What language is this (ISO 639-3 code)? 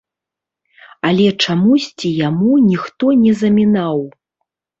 bel